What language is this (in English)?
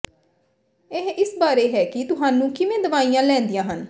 Punjabi